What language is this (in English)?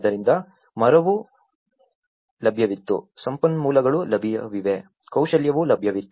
Kannada